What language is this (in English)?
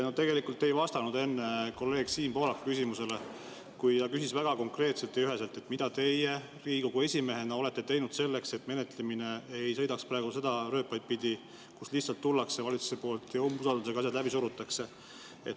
Estonian